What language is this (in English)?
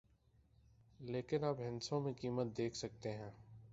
Urdu